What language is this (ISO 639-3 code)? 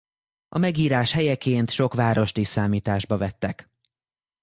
hun